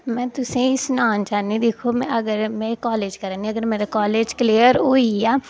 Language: Dogri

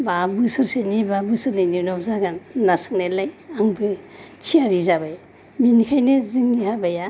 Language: Bodo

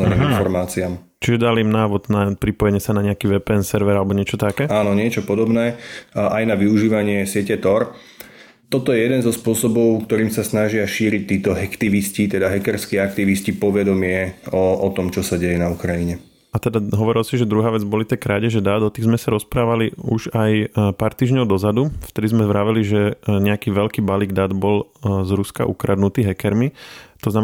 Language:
Slovak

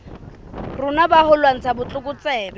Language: Southern Sotho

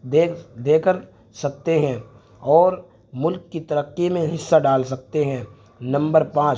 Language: Urdu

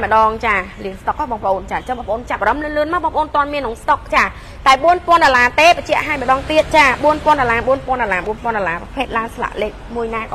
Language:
Thai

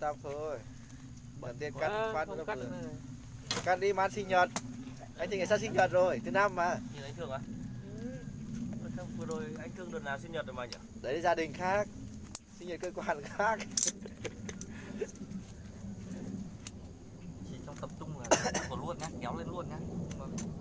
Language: Vietnamese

